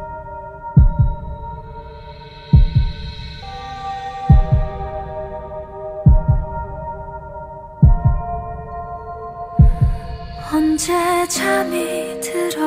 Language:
Korean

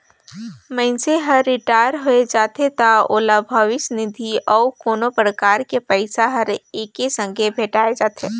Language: Chhattisgarhi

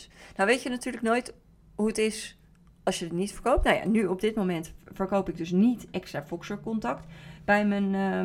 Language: Dutch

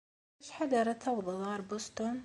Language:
Kabyle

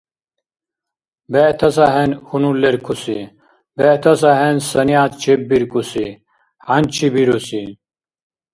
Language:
Dargwa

